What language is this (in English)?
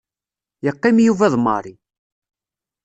Kabyle